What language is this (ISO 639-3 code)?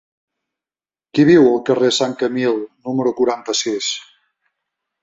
cat